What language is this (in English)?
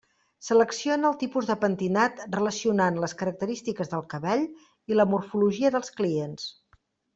Catalan